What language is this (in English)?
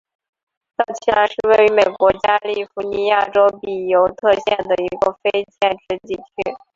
Chinese